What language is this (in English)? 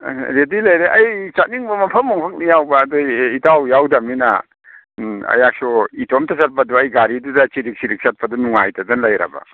Manipuri